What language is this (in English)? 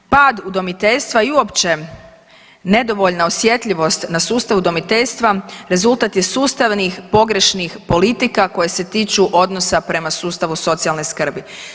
Croatian